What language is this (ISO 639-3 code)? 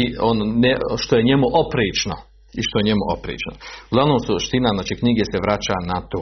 hrv